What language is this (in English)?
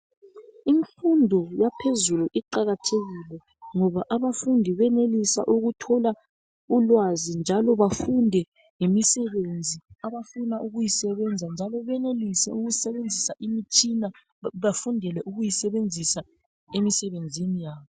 North Ndebele